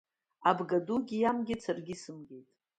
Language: Abkhazian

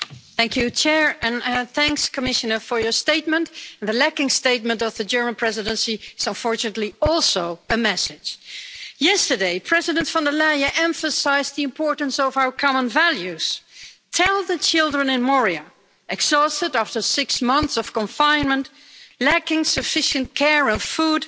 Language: English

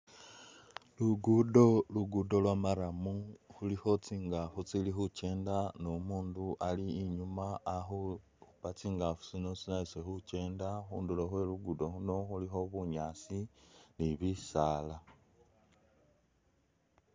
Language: Masaaba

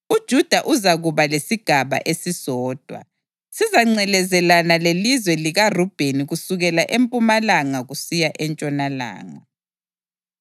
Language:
North Ndebele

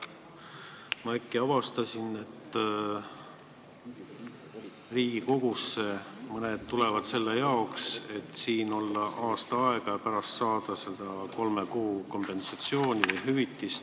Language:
Estonian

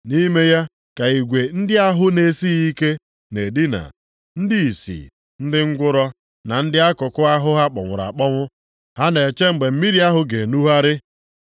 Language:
Igbo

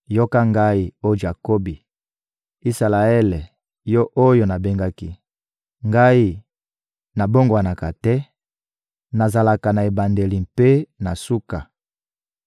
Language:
Lingala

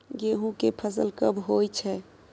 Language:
Maithili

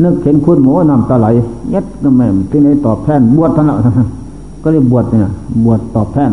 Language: Thai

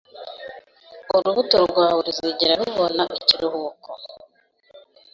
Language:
Kinyarwanda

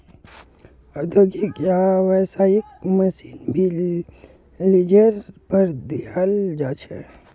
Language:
Magahi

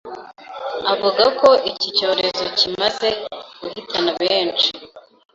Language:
Kinyarwanda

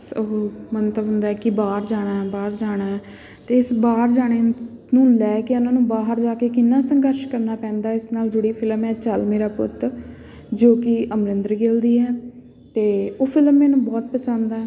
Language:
Punjabi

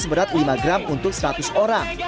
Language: Indonesian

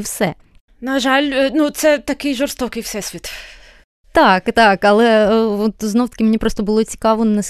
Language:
Ukrainian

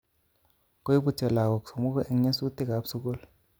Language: Kalenjin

